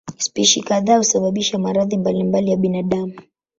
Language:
Swahili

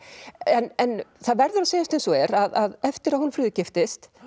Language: Icelandic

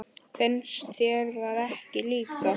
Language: Icelandic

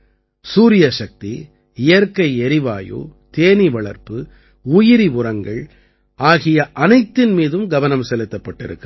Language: Tamil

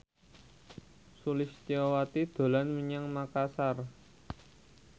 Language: Javanese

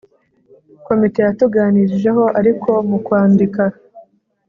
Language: Kinyarwanda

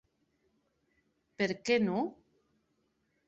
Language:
Occitan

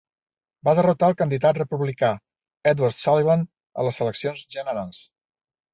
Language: Catalan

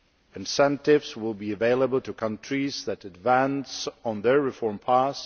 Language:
English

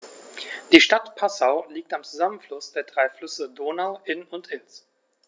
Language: German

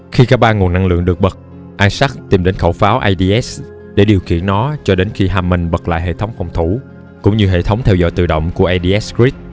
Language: Vietnamese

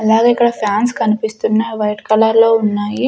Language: Telugu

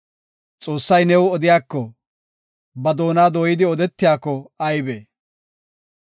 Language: Gofa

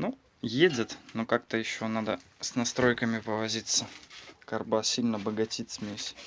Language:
Russian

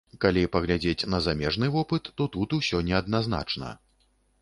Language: Belarusian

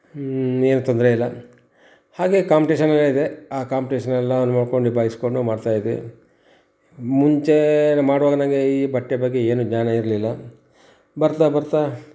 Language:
Kannada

